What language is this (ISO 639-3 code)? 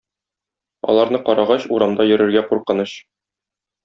tat